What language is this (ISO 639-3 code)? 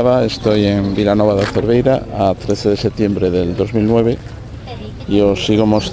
spa